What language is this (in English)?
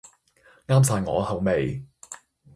Cantonese